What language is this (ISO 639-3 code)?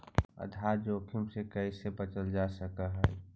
mag